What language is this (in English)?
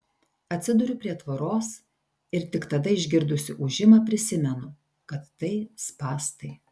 Lithuanian